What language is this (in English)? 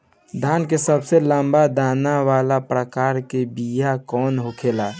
Bhojpuri